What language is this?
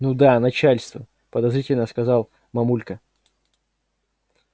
Russian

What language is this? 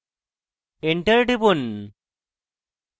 Bangla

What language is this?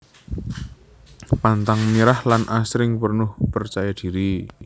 Javanese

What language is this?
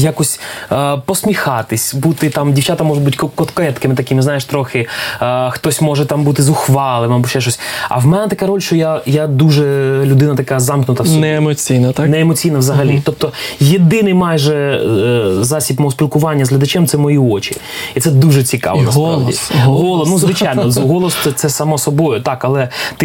Ukrainian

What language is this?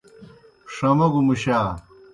Kohistani Shina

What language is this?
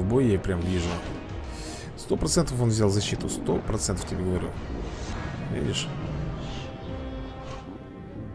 Russian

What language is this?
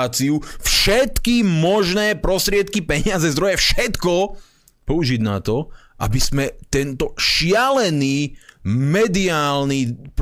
Slovak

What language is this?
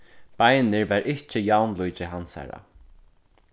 Faroese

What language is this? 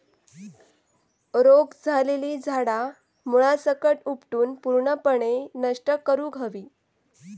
Marathi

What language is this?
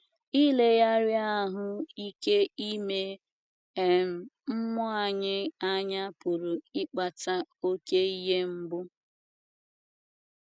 Igbo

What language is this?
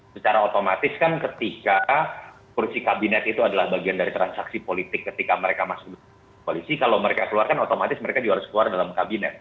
Indonesian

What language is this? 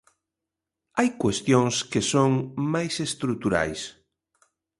Galician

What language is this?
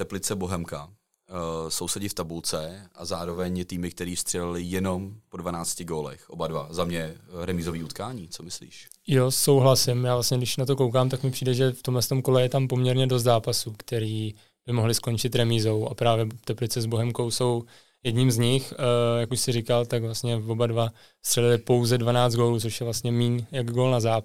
Czech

